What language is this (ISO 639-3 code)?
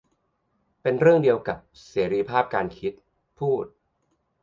tha